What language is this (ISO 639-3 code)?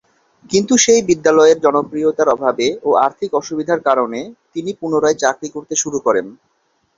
ben